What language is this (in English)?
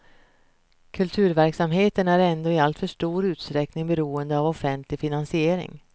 Swedish